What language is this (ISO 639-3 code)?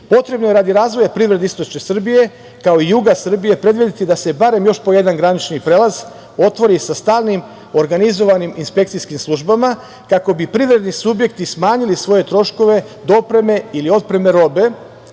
srp